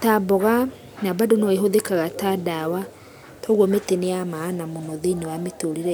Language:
Kikuyu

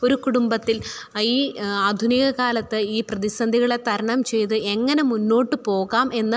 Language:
Malayalam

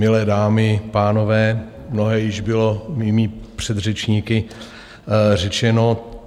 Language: Czech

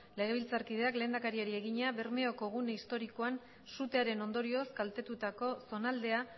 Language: Basque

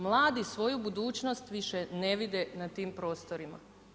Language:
Croatian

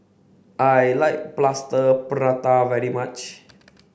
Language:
English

